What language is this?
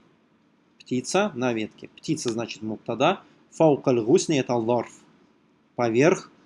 Russian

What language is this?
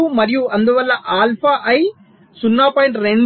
Telugu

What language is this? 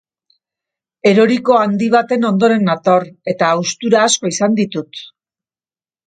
Basque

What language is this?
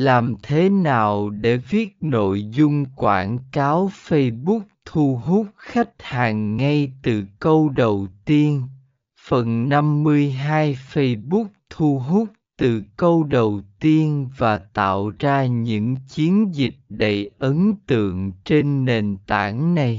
Vietnamese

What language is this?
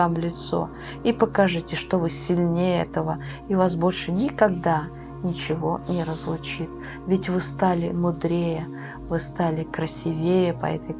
Russian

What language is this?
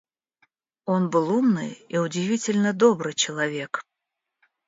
Russian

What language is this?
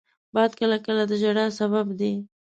Pashto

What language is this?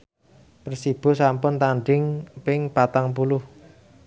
Javanese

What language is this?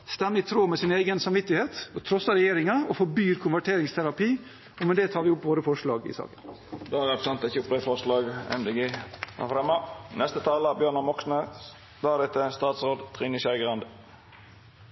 Norwegian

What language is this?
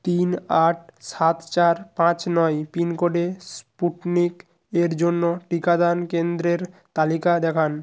Bangla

